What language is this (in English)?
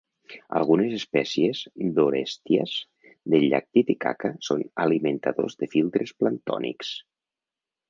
Catalan